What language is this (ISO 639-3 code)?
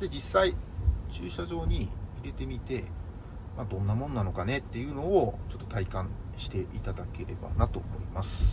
jpn